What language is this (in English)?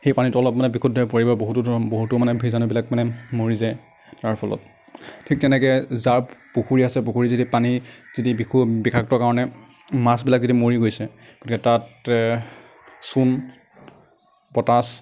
Assamese